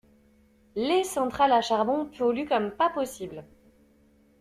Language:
French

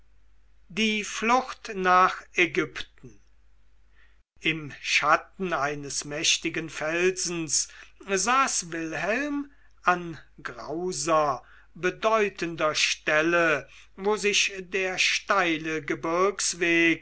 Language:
German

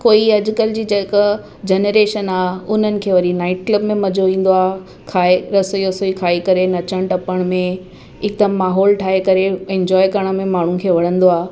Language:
Sindhi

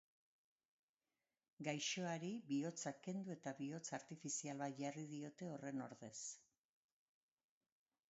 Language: Basque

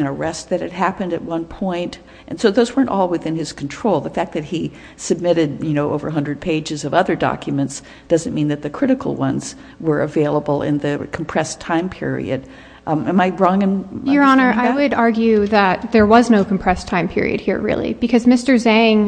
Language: English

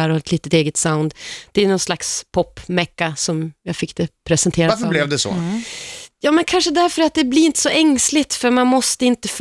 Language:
Swedish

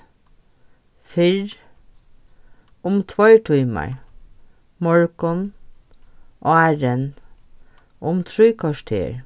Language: Faroese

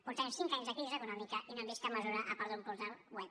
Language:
Catalan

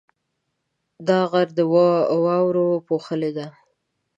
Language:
Pashto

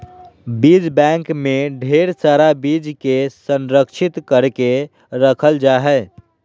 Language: Magahi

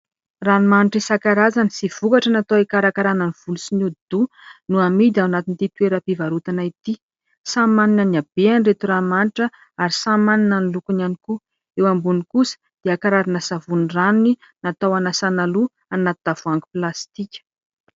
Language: Malagasy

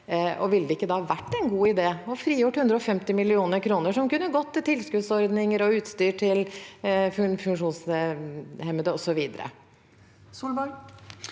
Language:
Norwegian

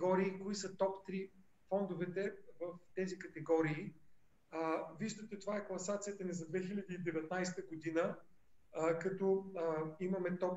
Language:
Bulgarian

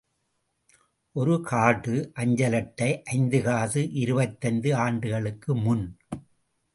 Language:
Tamil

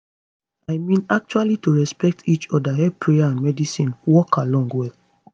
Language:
Nigerian Pidgin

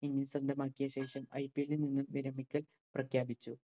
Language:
Malayalam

